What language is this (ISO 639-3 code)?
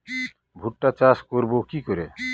ben